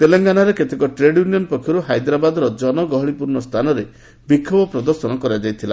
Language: Odia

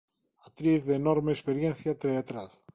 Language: Galician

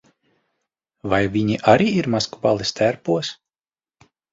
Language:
Latvian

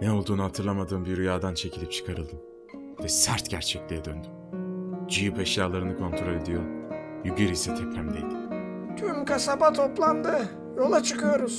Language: Turkish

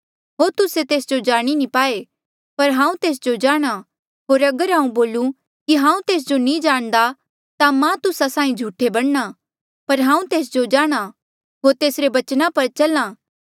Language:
Mandeali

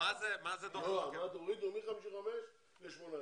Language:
Hebrew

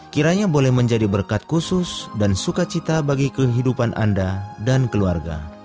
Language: Indonesian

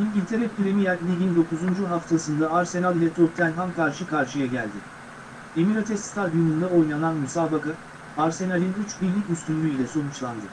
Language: Turkish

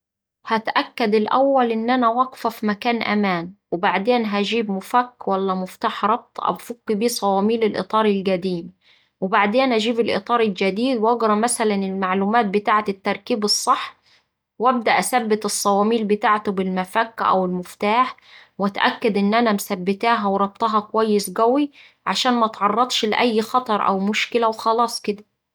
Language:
Saidi Arabic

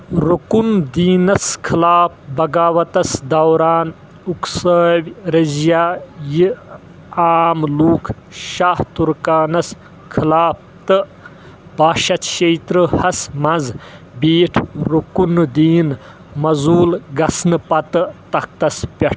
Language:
Kashmiri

